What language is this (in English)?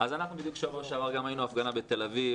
Hebrew